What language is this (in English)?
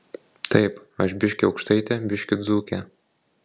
Lithuanian